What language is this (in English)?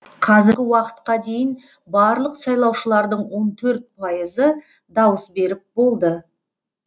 Kazakh